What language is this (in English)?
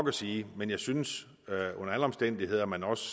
Danish